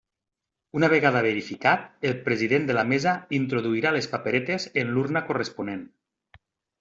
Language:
Catalan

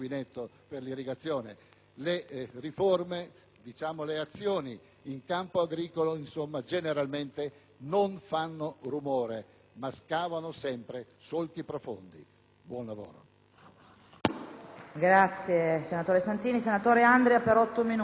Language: Italian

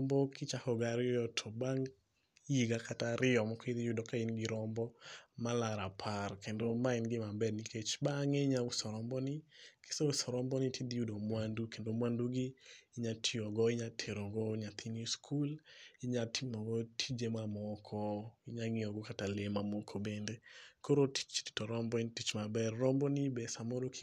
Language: Luo (Kenya and Tanzania)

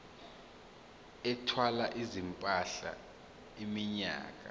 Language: Zulu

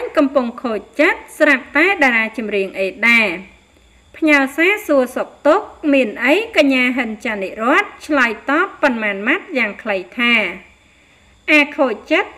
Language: Vietnamese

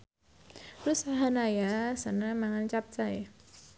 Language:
Javanese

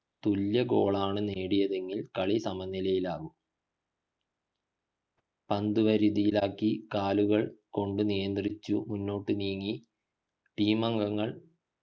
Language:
Malayalam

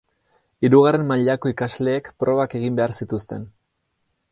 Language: Basque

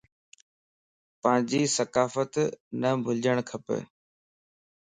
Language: Lasi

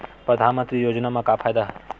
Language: Chhattisgarhi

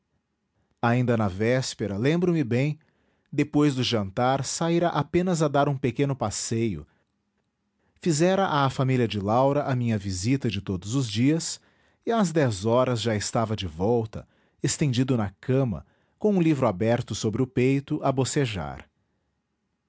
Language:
Portuguese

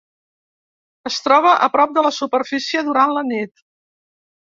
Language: Catalan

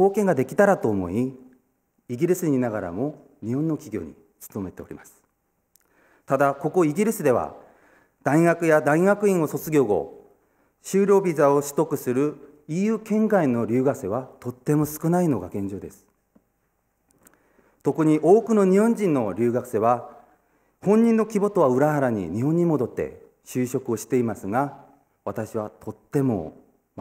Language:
Japanese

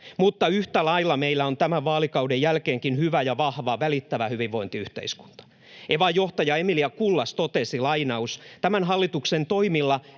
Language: Finnish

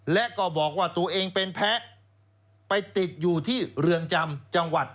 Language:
Thai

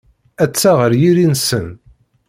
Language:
Kabyle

